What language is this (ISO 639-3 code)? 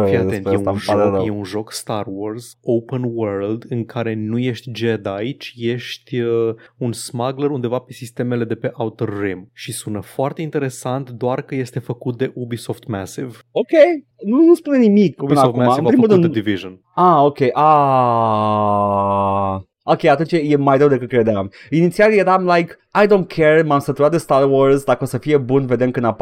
ron